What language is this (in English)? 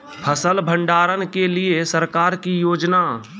Maithili